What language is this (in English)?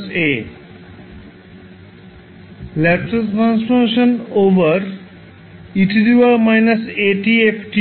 Bangla